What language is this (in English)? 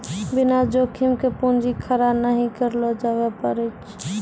Maithili